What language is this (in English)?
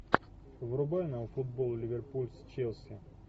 Russian